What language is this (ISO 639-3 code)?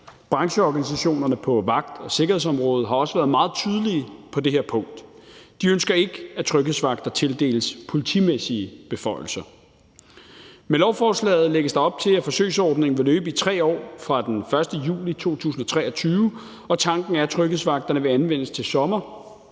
dan